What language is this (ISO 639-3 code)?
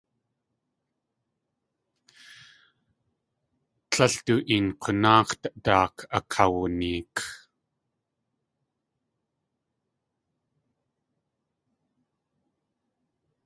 tli